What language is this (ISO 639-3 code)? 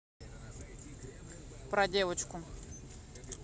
rus